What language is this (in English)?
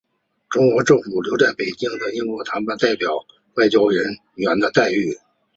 Chinese